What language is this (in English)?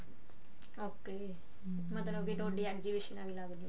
Punjabi